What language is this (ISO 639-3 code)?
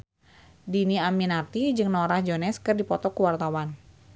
sun